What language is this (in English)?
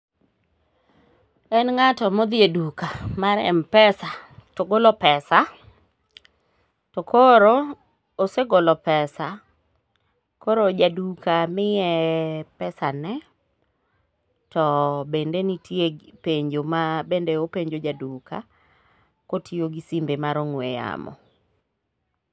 Luo (Kenya and Tanzania)